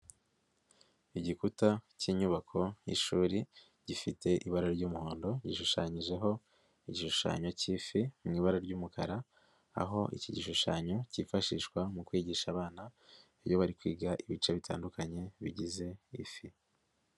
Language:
Kinyarwanda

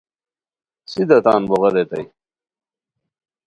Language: Khowar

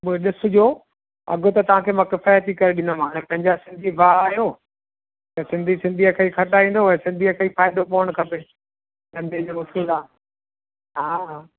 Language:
Sindhi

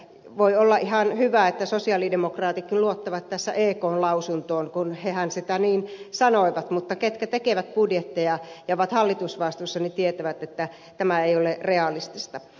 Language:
Finnish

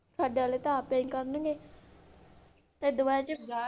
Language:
Punjabi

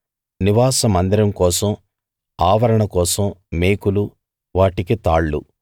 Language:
Telugu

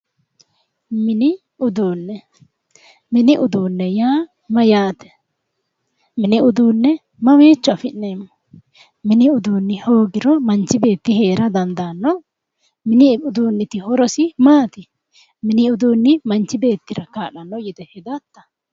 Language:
Sidamo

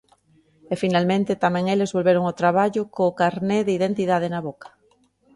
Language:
Galician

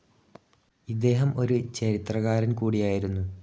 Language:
Malayalam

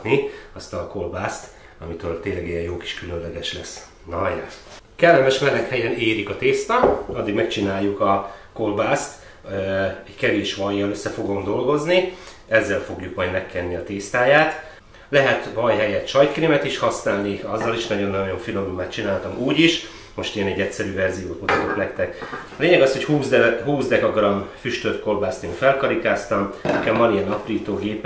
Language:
Hungarian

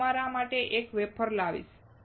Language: Gujarati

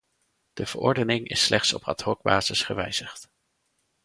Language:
Dutch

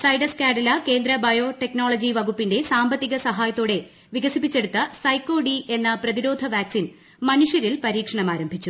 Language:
Malayalam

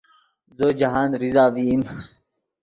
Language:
Yidgha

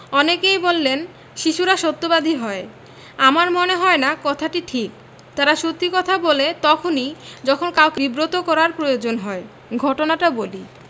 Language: Bangla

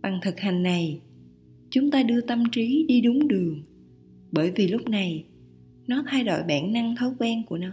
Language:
Vietnamese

